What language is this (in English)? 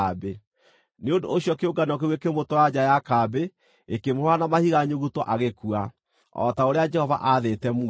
Kikuyu